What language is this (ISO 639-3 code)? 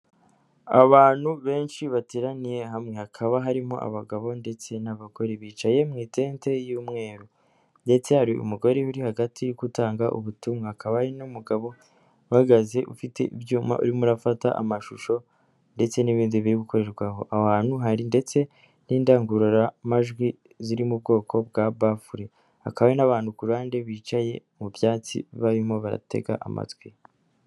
kin